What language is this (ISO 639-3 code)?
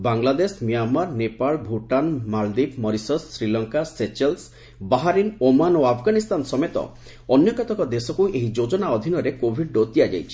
ori